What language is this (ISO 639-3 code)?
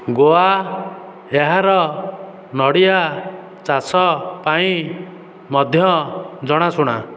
ori